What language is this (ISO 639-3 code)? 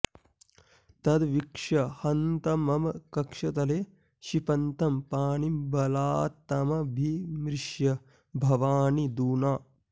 san